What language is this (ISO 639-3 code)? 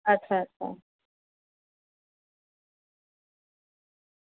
guj